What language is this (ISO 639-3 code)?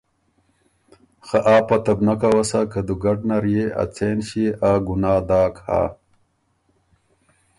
oru